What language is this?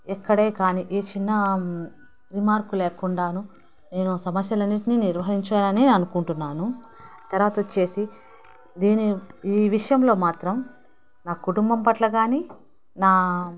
Telugu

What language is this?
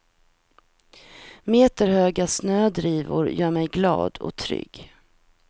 Swedish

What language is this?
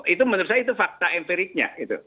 Indonesian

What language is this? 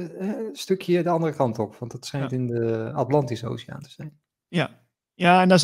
Dutch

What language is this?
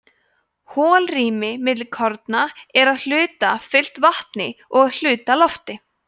Icelandic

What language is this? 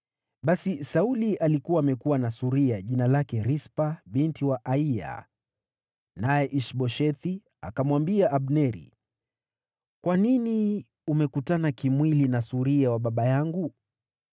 Swahili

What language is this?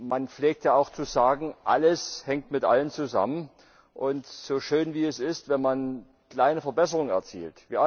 German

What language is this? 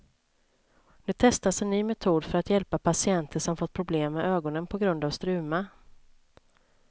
Swedish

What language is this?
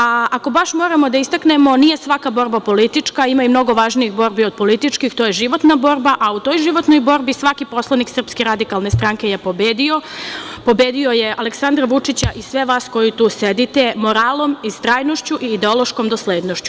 Serbian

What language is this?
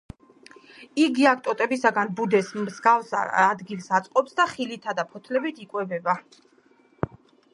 Georgian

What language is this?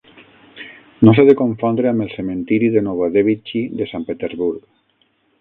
Catalan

